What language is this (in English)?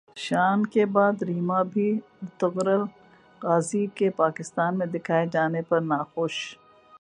Urdu